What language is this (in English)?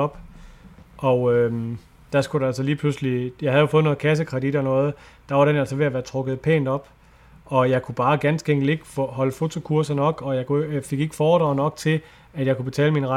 Danish